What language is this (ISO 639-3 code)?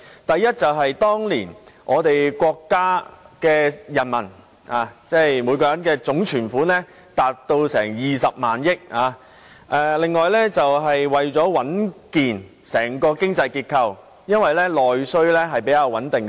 yue